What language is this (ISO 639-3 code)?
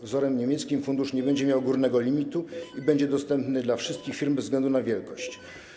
pol